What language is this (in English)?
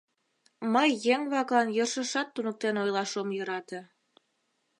Mari